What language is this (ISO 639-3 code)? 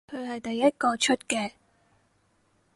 yue